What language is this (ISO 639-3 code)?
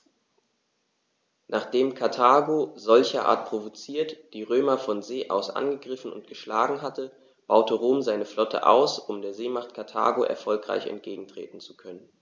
deu